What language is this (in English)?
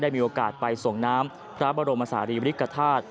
Thai